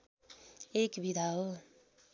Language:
Nepali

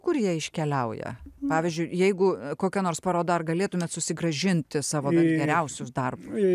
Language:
Lithuanian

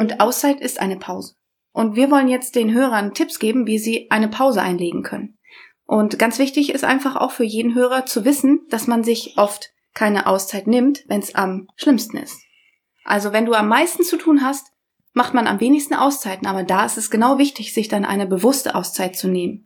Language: German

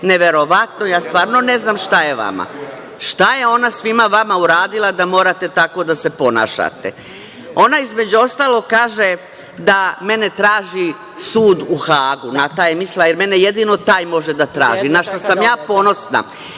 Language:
Serbian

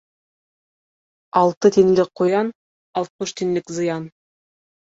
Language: Bashkir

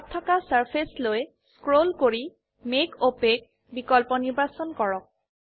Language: Assamese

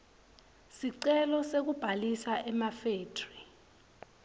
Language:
Swati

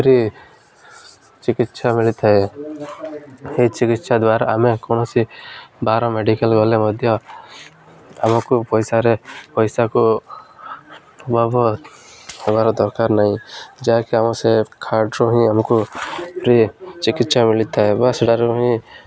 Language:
Odia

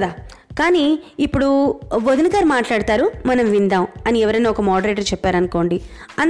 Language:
Telugu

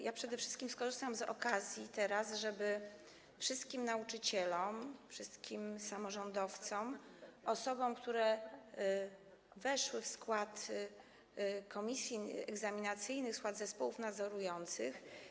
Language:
Polish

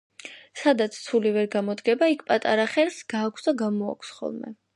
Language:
Georgian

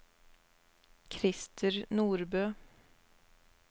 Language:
Norwegian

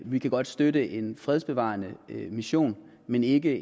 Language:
Danish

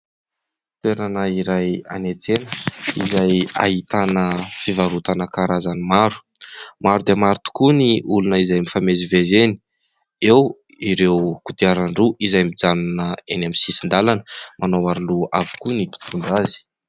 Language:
Malagasy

